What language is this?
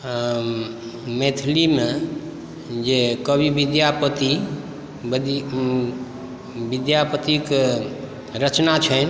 Maithili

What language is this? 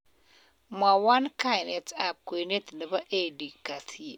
Kalenjin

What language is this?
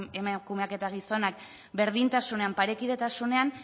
Basque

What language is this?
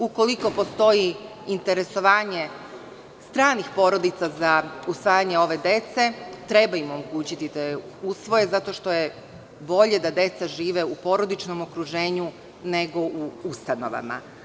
Serbian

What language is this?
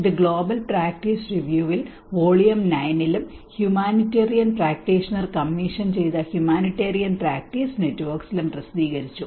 Malayalam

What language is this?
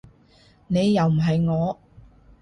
Cantonese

